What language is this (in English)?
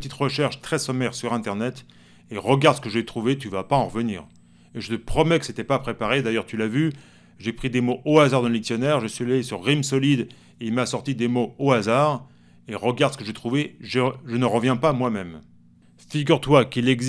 French